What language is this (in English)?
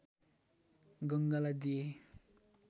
Nepali